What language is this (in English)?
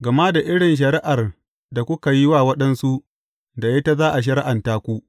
Hausa